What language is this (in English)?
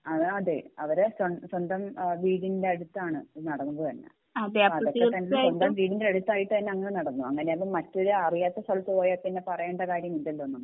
Malayalam